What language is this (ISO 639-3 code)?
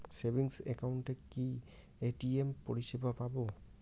ben